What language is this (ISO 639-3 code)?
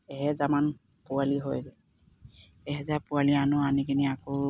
asm